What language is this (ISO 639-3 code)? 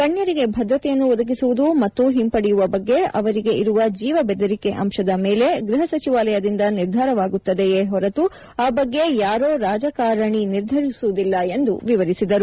kan